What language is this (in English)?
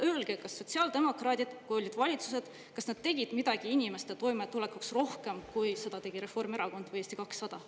Estonian